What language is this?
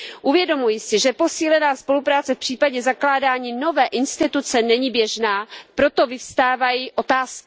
Czech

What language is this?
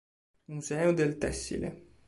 Italian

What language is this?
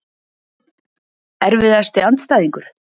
Icelandic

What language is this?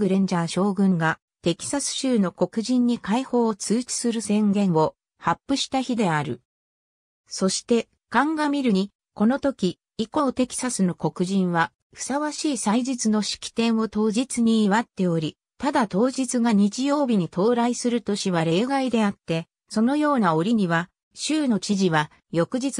Japanese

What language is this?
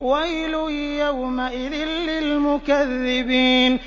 Arabic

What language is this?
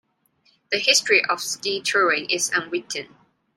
English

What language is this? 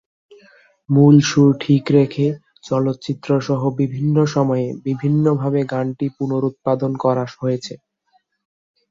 Bangla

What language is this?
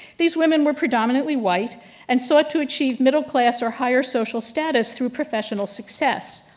English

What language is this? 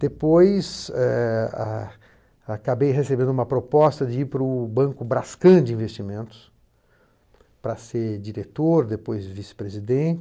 Portuguese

